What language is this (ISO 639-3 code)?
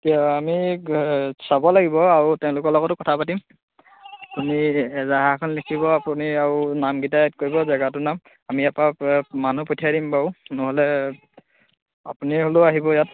asm